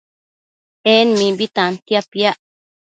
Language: Matsés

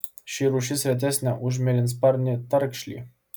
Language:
Lithuanian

